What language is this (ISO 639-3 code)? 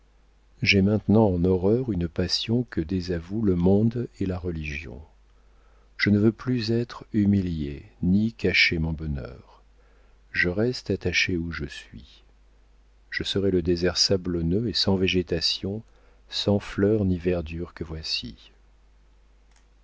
fra